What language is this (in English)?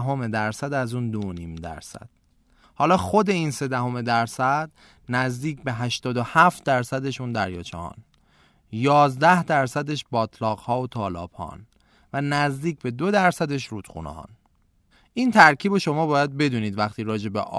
Persian